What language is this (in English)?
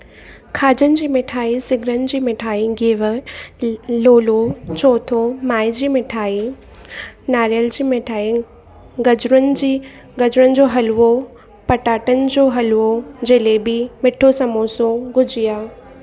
Sindhi